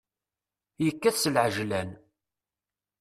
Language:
Kabyle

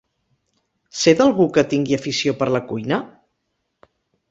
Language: Catalan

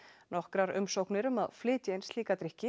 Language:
Icelandic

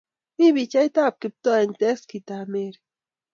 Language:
Kalenjin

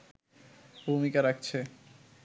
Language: Bangla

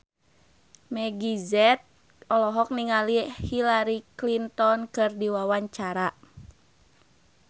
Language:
Sundanese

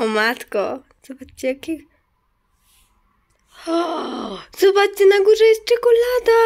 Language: Polish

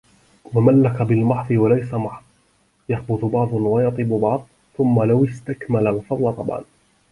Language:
Arabic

